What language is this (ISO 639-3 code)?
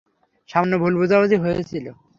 ben